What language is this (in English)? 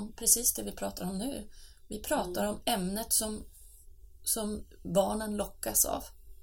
Swedish